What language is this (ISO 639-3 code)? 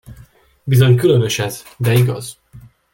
hun